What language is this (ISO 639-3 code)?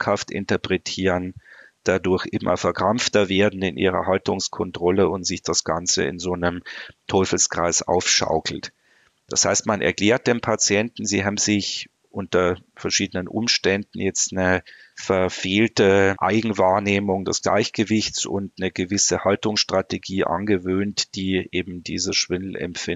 deu